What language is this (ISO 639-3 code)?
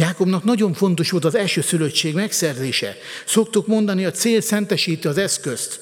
hun